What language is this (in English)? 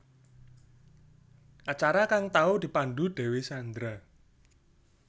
Javanese